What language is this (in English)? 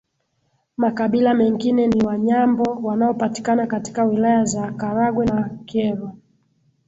Swahili